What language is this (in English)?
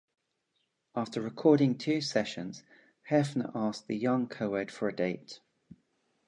English